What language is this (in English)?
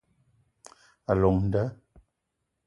Eton (Cameroon)